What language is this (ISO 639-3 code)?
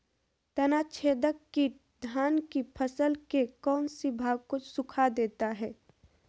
mag